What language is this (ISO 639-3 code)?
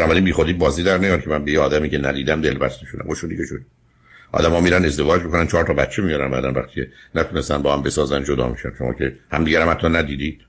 fas